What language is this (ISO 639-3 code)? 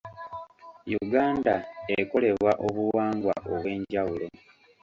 lug